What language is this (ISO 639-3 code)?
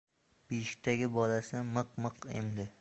uzb